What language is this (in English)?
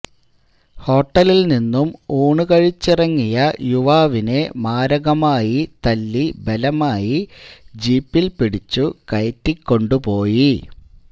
Malayalam